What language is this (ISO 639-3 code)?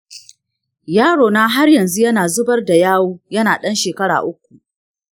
hau